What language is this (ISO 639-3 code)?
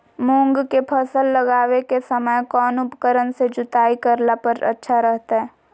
mag